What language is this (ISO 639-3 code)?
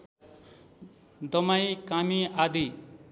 nep